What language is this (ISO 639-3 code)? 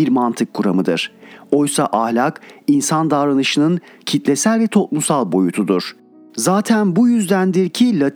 tur